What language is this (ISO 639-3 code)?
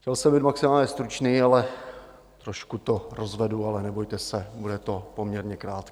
ces